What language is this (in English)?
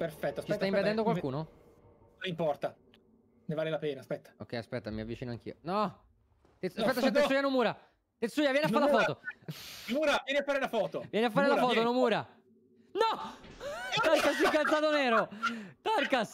Italian